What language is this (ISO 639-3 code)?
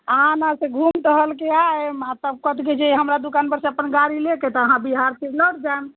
mai